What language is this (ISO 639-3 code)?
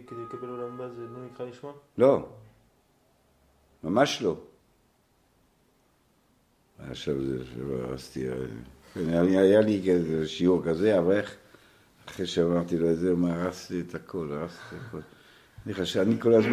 heb